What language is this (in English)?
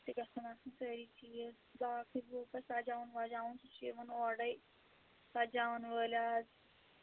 Kashmiri